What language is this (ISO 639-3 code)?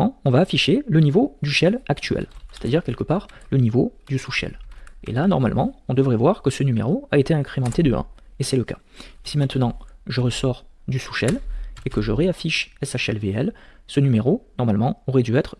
fra